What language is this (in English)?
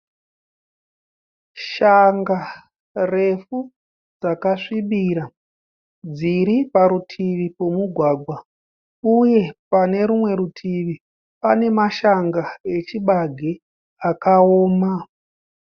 Shona